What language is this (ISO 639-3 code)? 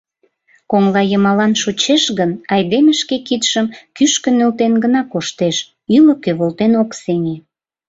chm